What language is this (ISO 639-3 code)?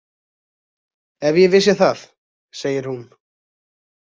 isl